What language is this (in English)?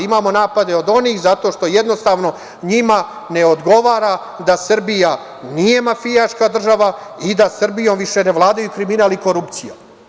Serbian